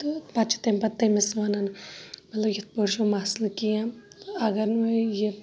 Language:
Kashmiri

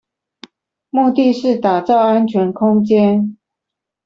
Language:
Chinese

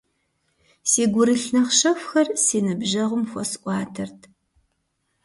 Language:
Kabardian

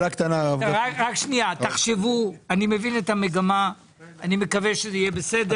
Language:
Hebrew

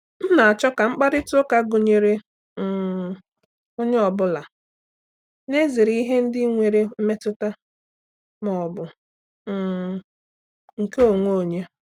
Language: Igbo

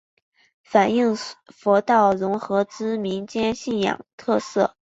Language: Chinese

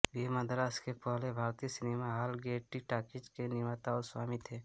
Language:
Hindi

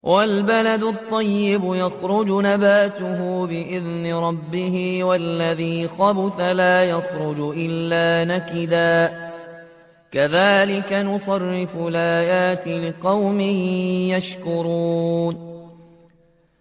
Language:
Arabic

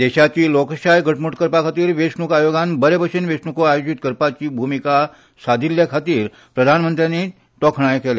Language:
Konkani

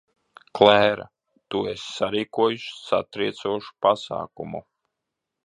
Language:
Latvian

